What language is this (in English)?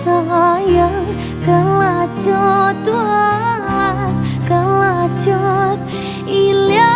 Indonesian